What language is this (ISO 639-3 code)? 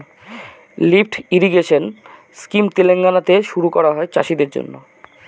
ben